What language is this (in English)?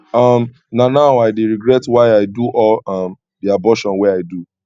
Nigerian Pidgin